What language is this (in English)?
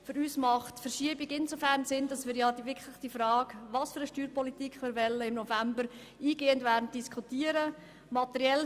Swiss German